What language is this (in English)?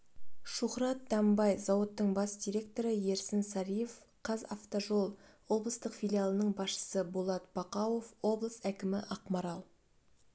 Kazakh